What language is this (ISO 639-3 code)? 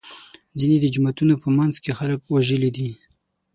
pus